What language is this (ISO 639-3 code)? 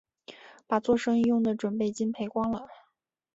zho